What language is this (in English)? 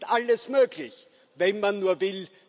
German